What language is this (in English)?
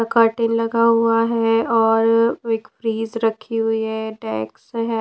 Hindi